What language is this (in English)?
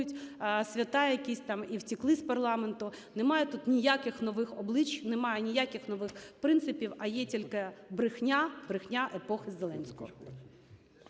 Ukrainian